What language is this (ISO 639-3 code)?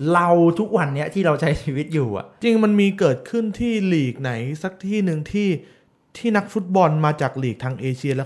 tha